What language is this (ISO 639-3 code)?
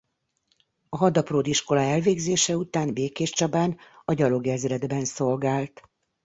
hun